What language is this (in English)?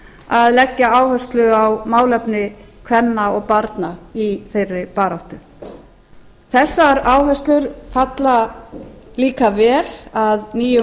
Icelandic